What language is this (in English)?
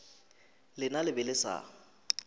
Northern Sotho